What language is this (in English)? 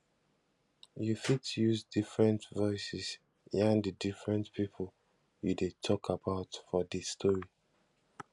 Nigerian Pidgin